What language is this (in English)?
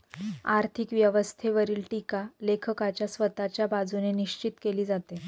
Marathi